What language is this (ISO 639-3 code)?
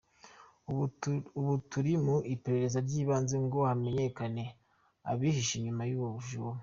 kin